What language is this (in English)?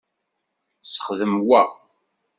Kabyle